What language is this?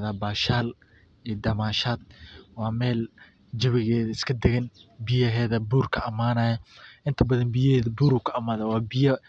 Somali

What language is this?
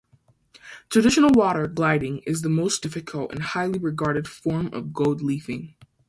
English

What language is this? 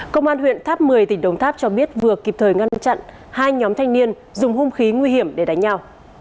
Vietnamese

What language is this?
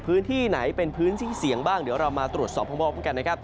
Thai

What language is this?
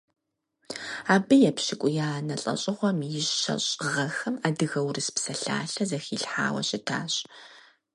Kabardian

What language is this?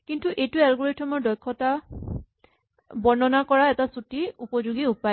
Assamese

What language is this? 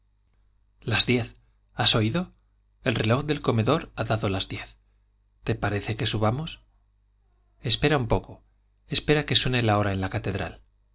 Spanish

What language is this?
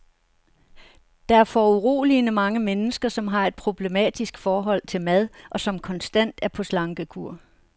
Danish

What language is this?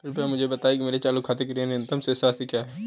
Hindi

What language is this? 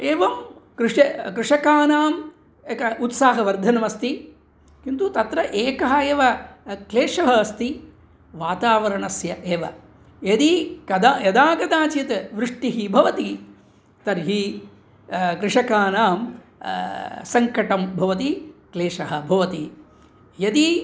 Sanskrit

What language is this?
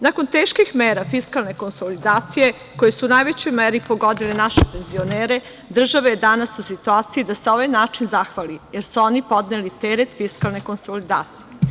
Serbian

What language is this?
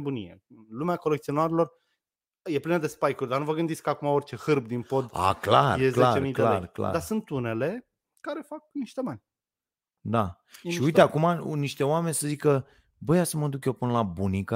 Romanian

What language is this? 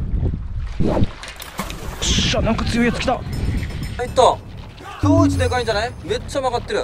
Japanese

